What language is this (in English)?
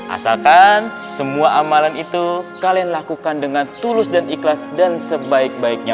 Indonesian